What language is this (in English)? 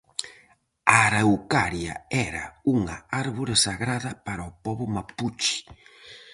Galician